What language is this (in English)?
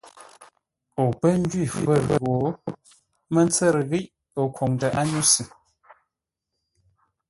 Ngombale